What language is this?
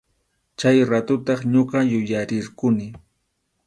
Arequipa-La Unión Quechua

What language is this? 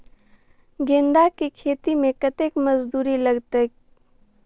Maithili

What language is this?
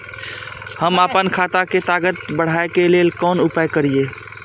Maithili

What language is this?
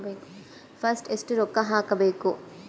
Kannada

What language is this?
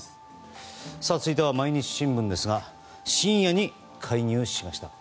Japanese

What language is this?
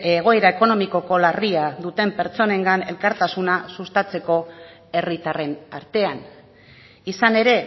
Basque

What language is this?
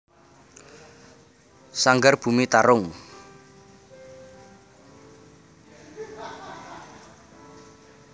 Javanese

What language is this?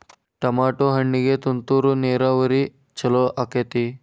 Kannada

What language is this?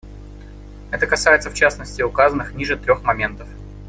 Russian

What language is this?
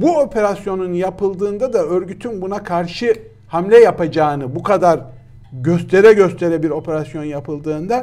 Turkish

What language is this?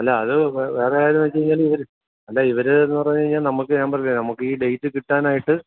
Malayalam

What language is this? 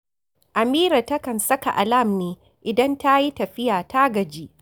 Hausa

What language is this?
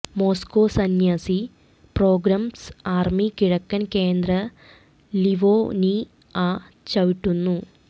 Malayalam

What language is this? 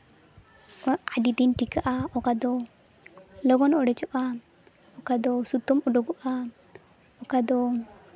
Santali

